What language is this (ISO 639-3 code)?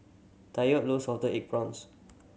eng